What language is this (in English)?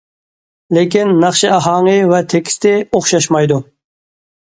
Uyghur